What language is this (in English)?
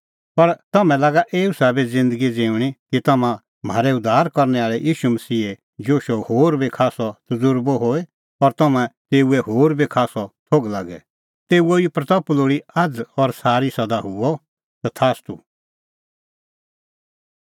Kullu Pahari